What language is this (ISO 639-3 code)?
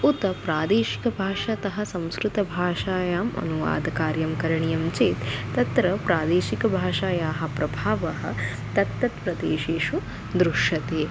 san